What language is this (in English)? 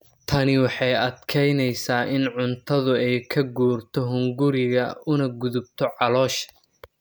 Somali